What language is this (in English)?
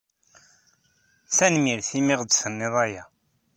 Kabyle